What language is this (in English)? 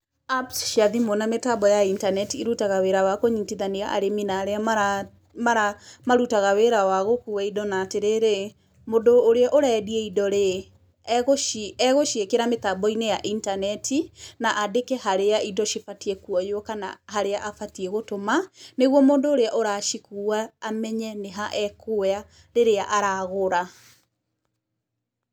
Kikuyu